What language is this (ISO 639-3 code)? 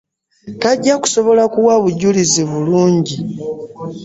lug